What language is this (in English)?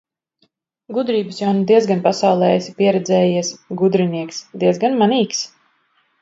Latvian